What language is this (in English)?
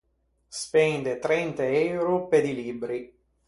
Ligurian